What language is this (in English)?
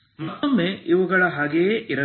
Kannada